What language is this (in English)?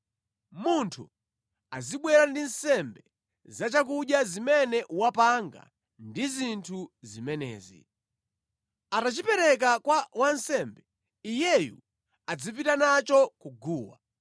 Nyanja